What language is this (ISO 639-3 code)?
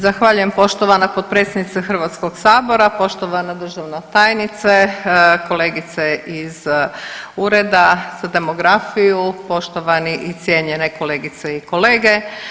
hrv